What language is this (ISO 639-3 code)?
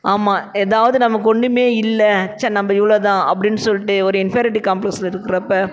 tam